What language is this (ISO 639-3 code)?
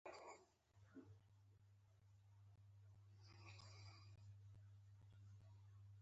pus